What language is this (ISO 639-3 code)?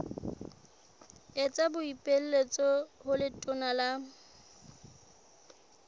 sot